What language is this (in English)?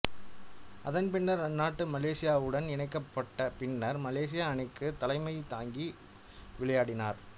Tamil